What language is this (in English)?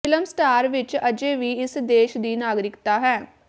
Punjabi